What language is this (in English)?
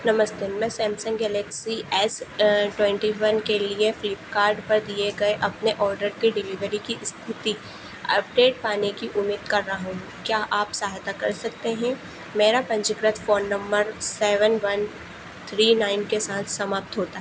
Hindi